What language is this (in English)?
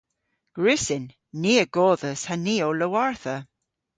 Cornish